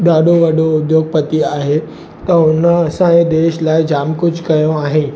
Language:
Sindhi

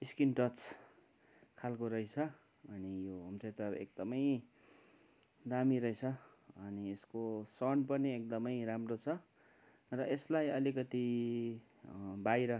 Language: Nepali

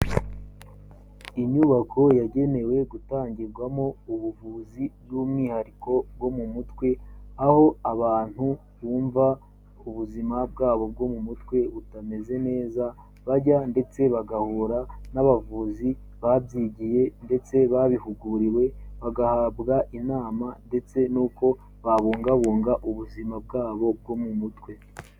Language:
Kinyarwanda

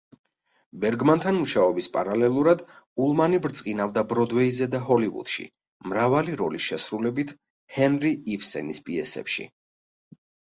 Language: Georgian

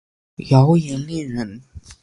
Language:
Chinese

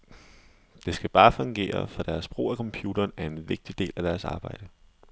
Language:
Danish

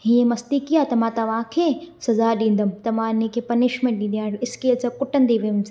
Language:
Sindhi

